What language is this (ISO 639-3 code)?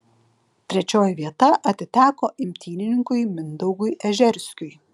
lit